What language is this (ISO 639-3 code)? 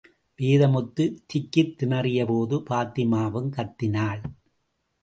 tam